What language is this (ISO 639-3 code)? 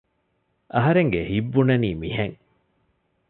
div